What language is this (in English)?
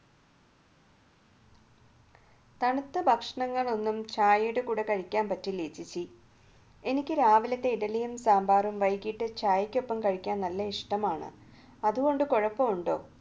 Malayalam